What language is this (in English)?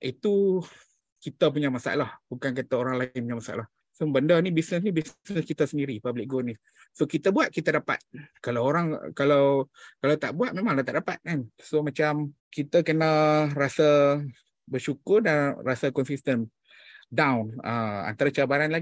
Malay